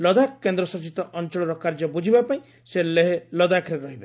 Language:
Odia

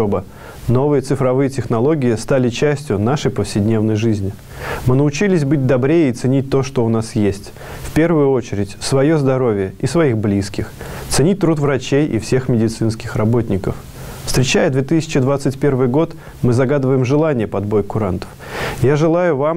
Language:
Russian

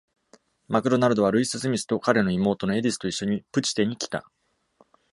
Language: Japanese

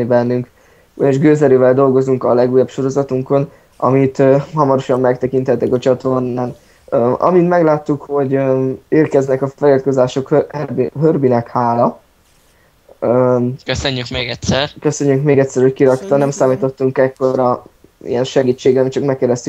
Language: Hungarian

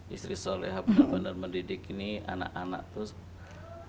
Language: Indonesian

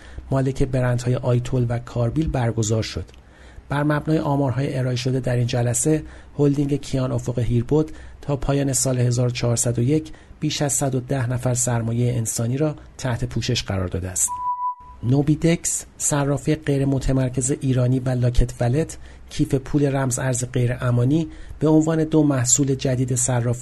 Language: Persian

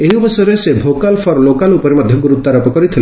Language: Odia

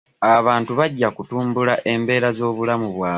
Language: Ganda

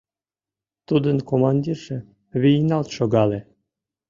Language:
Mari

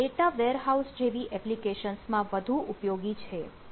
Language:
Gujarati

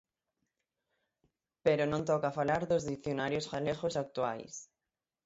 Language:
Galician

